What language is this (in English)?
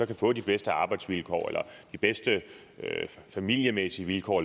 Danish